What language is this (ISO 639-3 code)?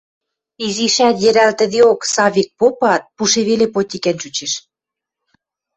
mrj